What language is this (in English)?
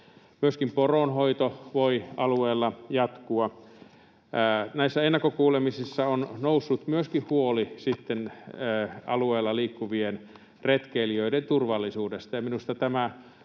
Finnish